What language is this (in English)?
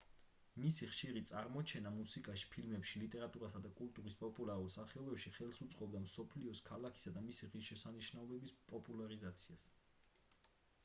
Georgian